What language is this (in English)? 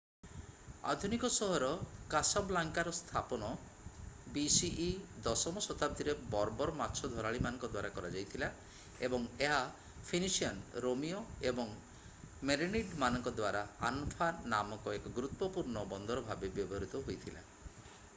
Odia